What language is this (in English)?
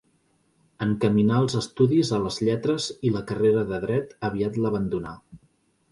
Catalan